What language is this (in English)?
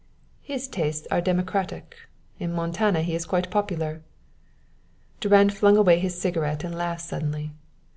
English